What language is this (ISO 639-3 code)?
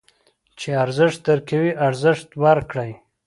pus